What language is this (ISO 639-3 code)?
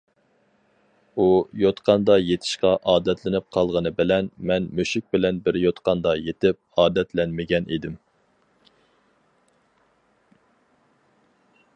uig